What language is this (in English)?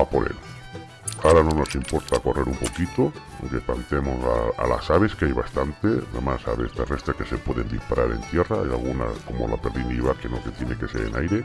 Spanish